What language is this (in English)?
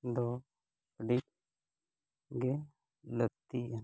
Santali